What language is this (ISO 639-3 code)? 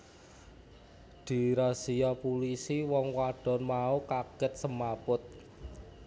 jav